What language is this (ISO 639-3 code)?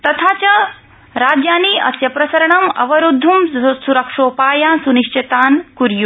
san